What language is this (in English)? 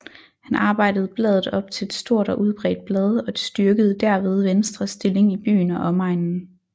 Danish